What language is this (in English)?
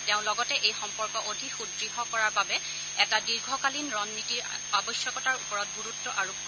Assamese